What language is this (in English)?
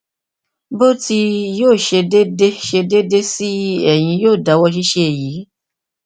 Yoruba